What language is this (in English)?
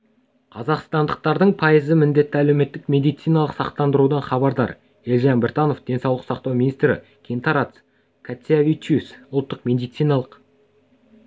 Kazakh